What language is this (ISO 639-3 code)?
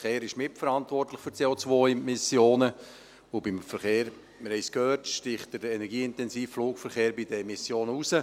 gsw